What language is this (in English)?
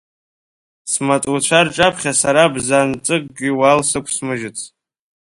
Abkhazian